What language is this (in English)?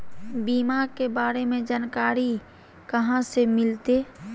Magahi